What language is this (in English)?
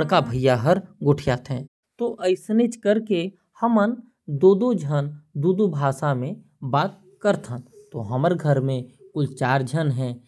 Korwa